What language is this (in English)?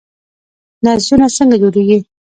Pashto